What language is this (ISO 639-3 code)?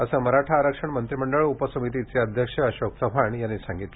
mar